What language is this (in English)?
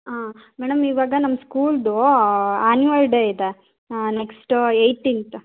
Kannada